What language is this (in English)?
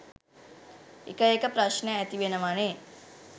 Sinhala